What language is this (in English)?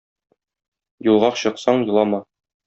Tatar